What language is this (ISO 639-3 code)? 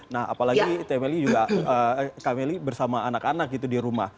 ind